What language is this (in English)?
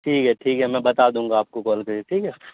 Urdu